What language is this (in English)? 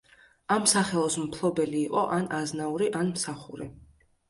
Georgian